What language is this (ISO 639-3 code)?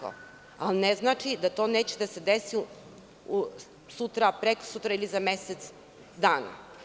srp